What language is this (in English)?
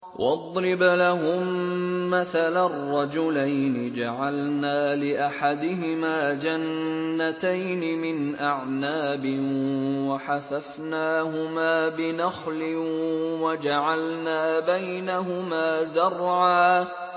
Arabic